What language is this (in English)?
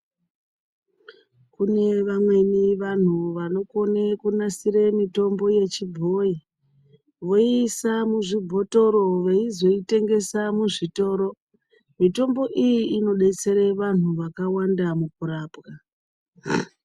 Ndau